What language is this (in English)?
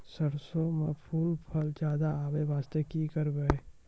Maithili